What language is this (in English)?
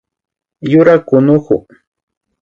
Imbabura Highland Quichua